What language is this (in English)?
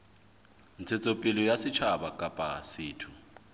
Southern Sotho